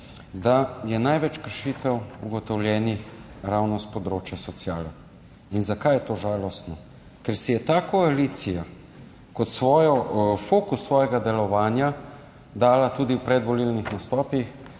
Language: Slovenian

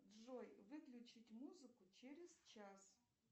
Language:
Russian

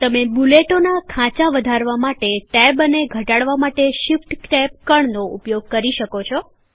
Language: Gujarati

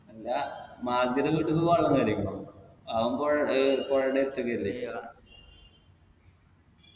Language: Malayalam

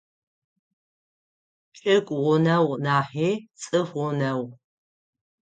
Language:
Adyghe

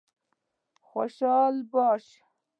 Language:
Pashto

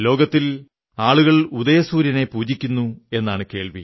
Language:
Malayalam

